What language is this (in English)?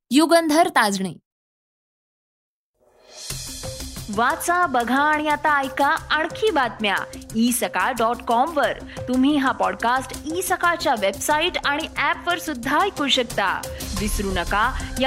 Marathi